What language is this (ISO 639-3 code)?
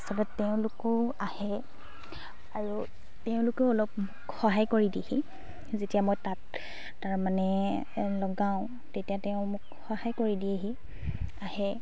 asm